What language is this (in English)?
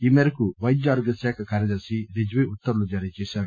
Telugu